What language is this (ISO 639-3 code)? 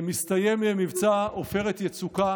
heb